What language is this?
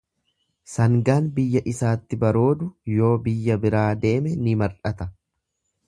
Oromo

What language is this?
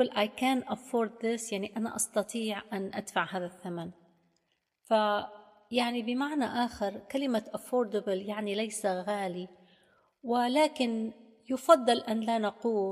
Arabic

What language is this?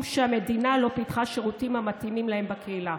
Hebrew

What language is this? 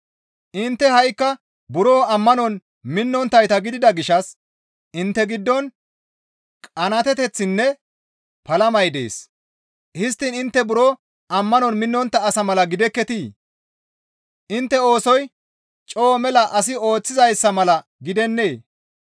Gamo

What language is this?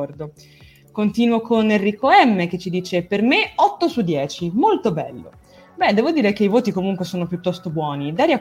Italian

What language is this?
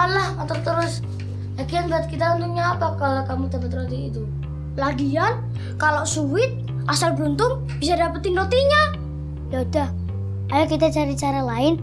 Indonesian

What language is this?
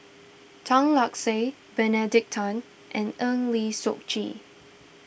English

